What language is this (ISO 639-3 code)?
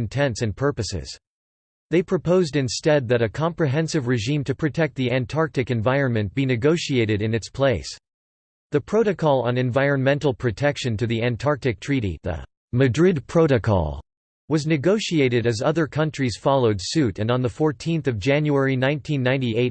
eng